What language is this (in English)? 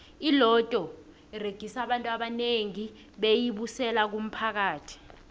South Ndebele